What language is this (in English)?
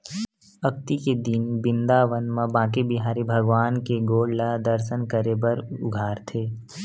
Chhattisgarhi